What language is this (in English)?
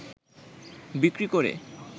Bangla